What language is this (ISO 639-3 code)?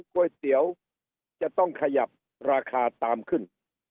tha